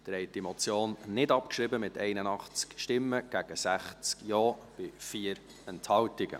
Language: Swiss German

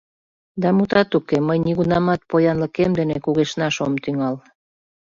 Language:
Mari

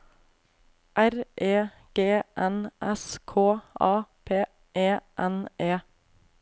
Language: Norwegian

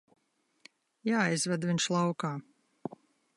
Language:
Latvian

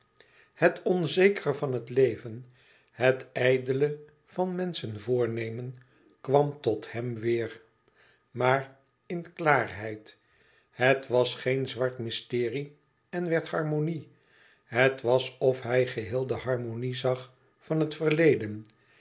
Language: Dutch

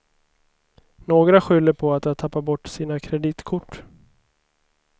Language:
Swedish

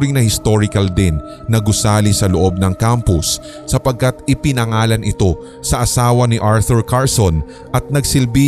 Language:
Filipino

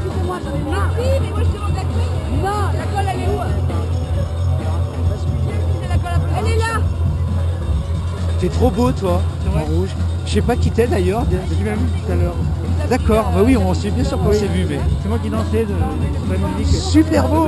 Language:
French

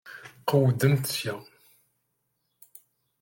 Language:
Kabyle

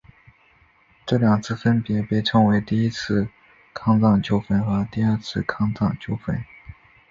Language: Chinese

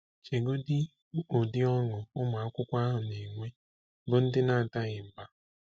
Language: Igbo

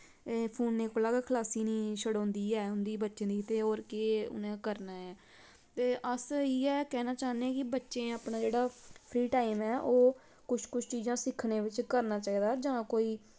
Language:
Dogri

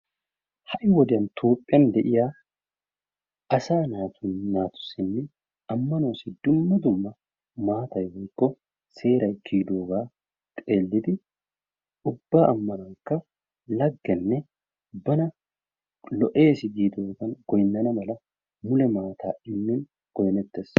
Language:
Wolaytta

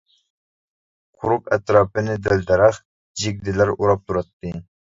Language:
Uyghur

